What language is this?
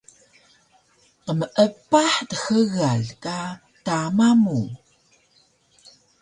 Taroko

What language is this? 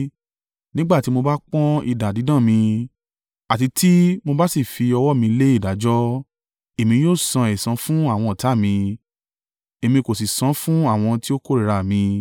Yoruba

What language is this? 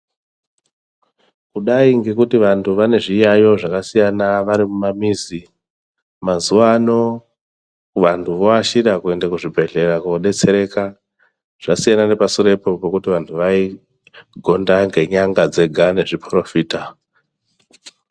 Ndau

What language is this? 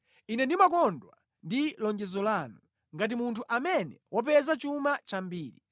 Nyanja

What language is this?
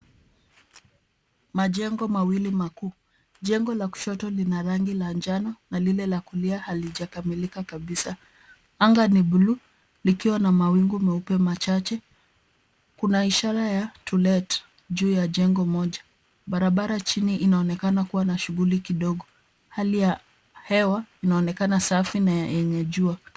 Swahili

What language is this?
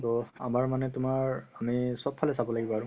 Assamese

